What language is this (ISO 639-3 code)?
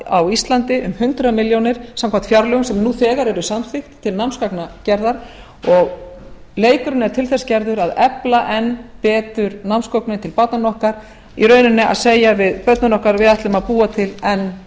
isl